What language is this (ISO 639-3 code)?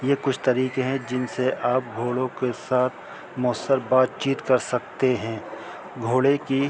urd